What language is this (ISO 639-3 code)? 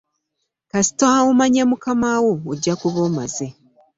lug